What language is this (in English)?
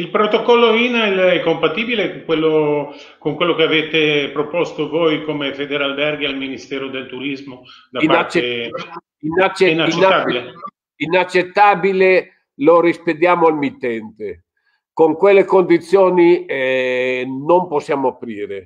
Italian